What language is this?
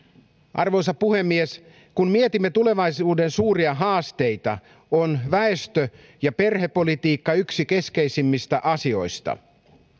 Finnish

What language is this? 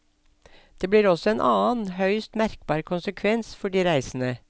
Norwegian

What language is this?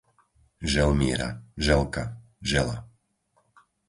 Slovak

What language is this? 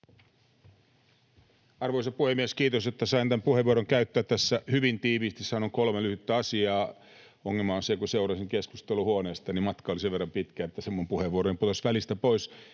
Finnish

